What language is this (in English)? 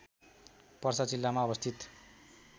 Nepali